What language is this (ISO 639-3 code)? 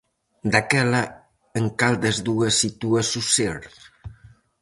glg